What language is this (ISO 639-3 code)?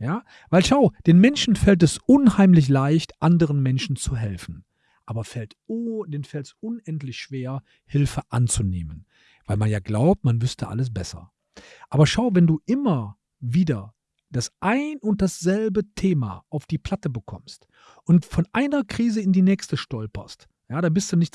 deu